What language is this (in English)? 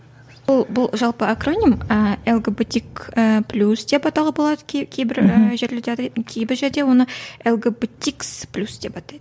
Kazakh